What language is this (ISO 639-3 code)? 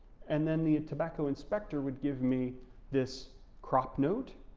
eng